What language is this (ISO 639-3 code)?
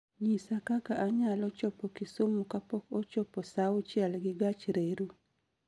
luo